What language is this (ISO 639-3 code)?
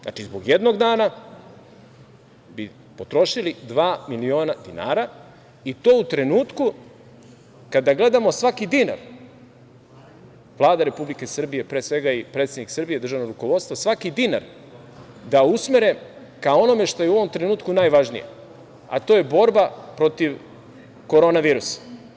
srp